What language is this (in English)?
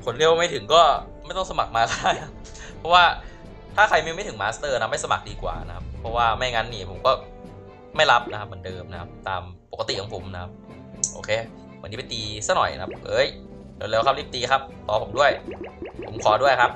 Thai